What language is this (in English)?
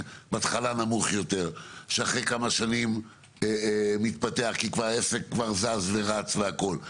Hebrew